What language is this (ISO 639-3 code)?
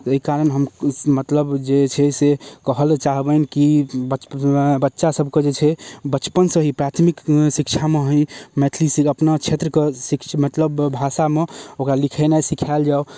mai